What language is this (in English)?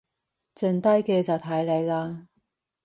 Cantonese